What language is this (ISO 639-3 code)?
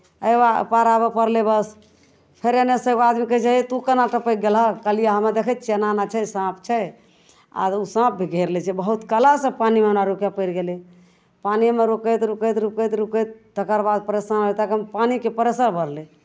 mai